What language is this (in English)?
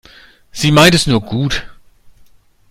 German